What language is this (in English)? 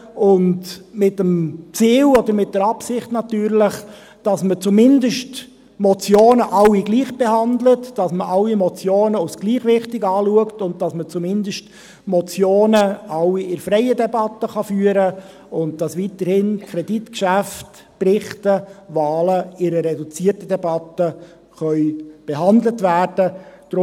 Swiss German